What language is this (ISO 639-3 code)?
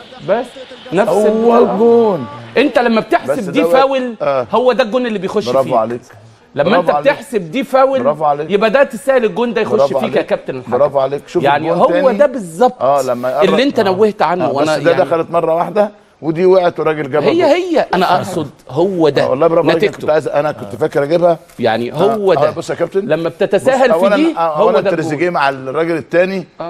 ara